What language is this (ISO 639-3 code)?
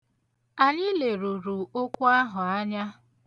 ibo